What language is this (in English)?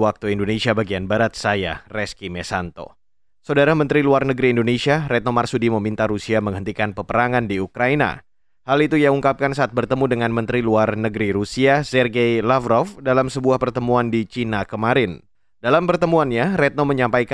Indonesian